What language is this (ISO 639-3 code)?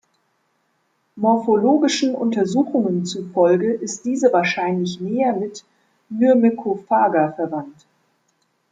deu